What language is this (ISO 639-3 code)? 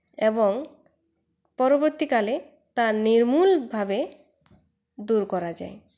ben